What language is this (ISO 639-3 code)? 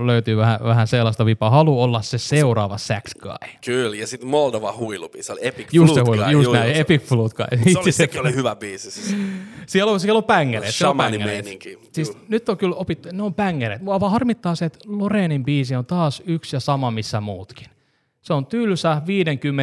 fin